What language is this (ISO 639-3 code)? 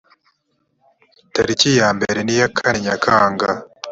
kin